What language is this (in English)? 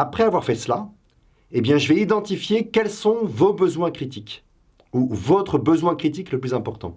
French